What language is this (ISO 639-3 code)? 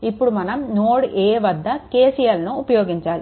tel